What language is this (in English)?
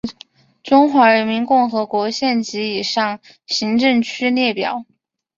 Chinese